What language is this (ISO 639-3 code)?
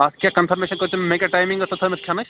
kas